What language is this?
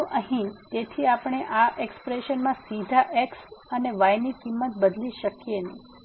Gujarati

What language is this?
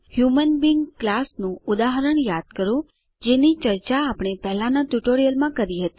Gujarati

